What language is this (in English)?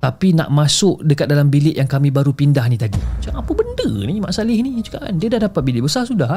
Malay